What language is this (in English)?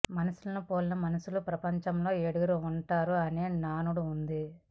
Telugu